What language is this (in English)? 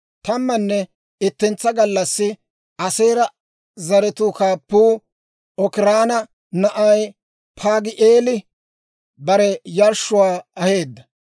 Dawro